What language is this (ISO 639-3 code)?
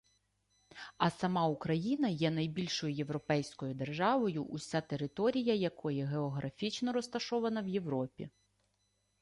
ukr